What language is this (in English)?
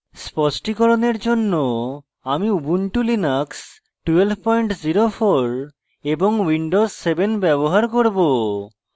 Bangla